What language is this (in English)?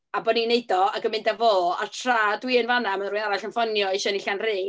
Welsh